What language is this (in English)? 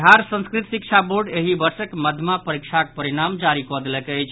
Maithili